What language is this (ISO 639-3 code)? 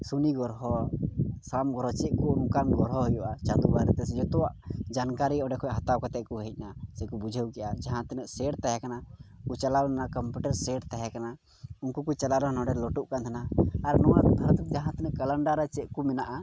sat